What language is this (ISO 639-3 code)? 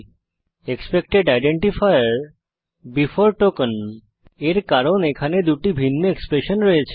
ben